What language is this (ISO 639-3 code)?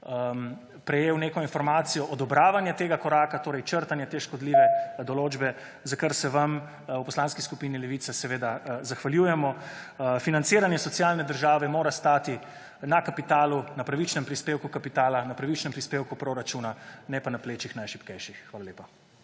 slv